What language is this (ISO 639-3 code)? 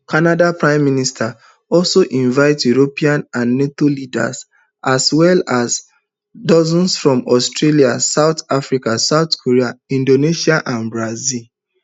pcm